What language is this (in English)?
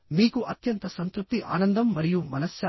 Telugu